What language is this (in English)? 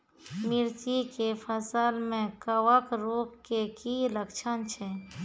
Maithili